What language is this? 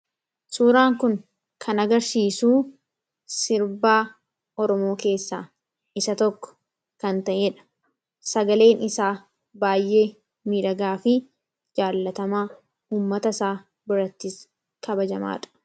Oromo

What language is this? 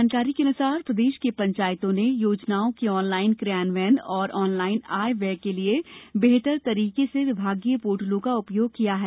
Hindi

